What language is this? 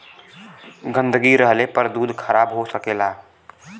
Bhojpuri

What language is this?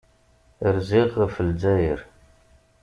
Kabyle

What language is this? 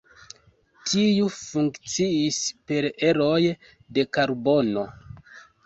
Esperanto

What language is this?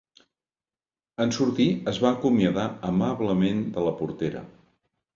Catalan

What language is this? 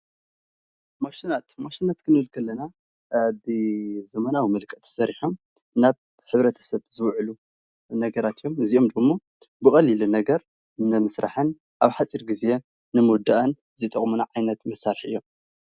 Tigrinya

